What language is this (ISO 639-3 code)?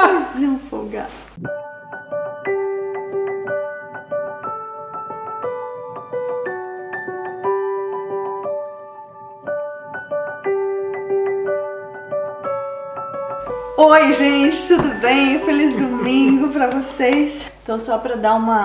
por